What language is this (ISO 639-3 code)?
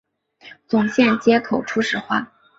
zho